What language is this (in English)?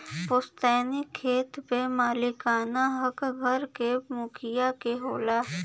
Bhojpuri